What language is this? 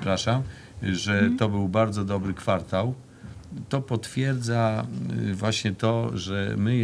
Polish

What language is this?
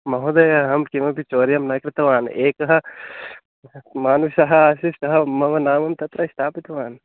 Sanskrit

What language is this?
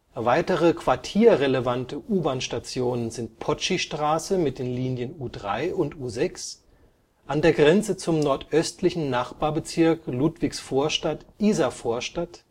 German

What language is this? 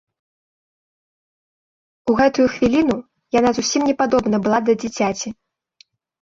Belarusian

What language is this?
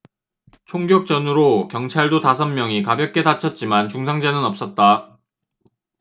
Korean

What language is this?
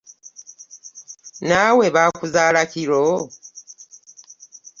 Ganda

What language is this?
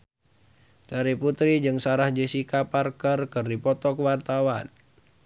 Sundanese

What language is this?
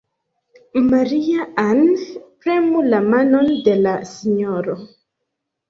Esperanto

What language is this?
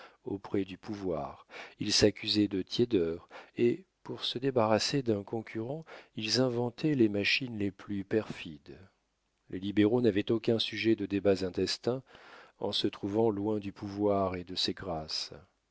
French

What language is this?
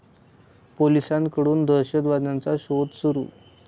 Marathi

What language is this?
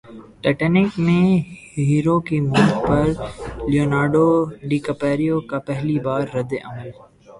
Urdu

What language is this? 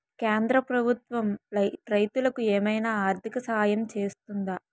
Telugu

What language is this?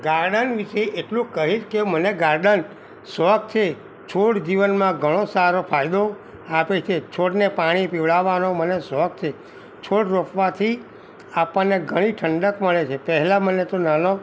Gujarati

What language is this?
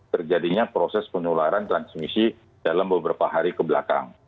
Indonesian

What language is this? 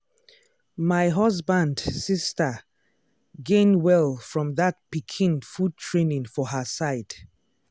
Nigerian Pidgin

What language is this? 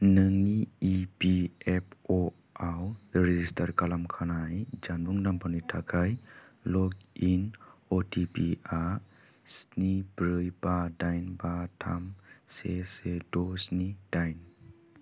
Bodo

